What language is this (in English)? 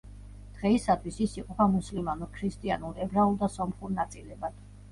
Georgian